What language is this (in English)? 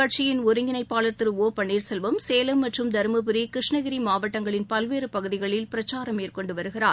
Tamil